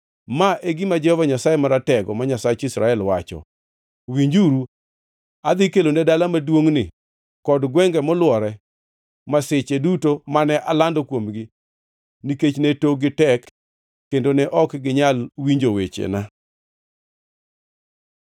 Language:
Luo (Kenya and Tanzania)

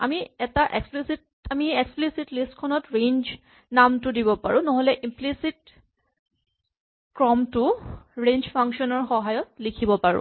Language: Assamese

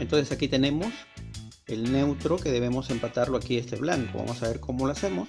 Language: Spanish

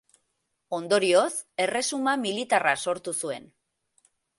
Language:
Basque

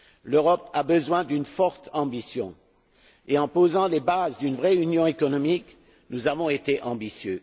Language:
French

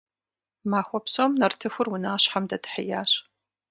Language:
Kabardian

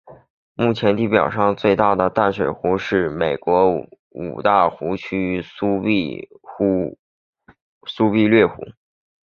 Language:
Chinese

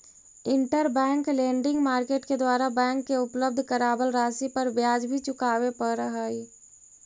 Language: Magahi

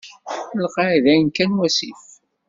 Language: Kabyle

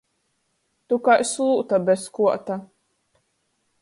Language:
Latgalian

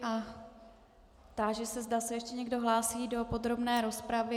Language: Czech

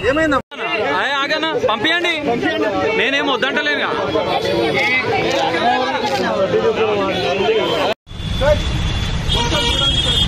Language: Thai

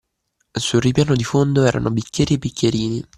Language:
Italian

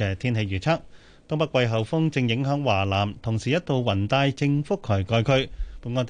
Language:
Chinese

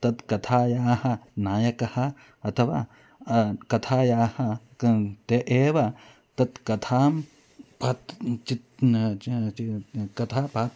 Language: Sanskrit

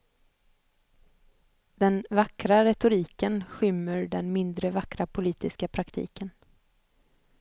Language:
Swedish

